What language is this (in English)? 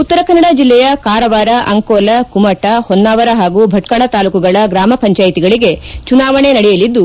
Kannada